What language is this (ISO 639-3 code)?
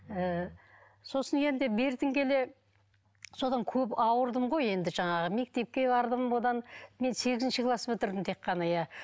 kaz